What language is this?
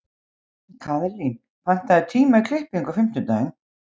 Icelandic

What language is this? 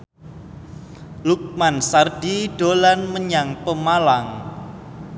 Javanese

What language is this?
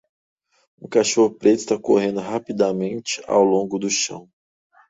Portuguese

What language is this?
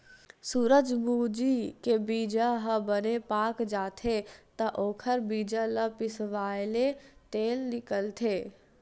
Chhattisgarhi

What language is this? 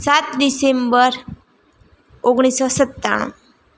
Gujarati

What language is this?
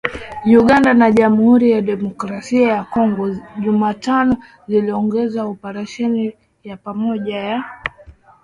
Swahili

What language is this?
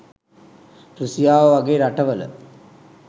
Sinhala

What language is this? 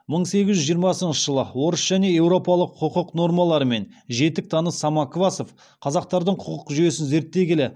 Kazakh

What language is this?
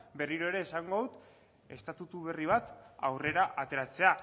Basque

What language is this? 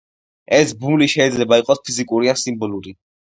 Georgian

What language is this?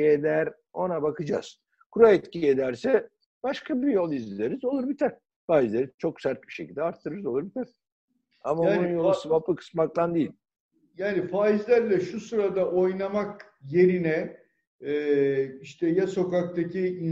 Turkish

